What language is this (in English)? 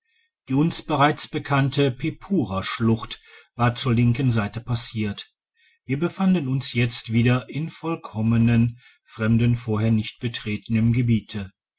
German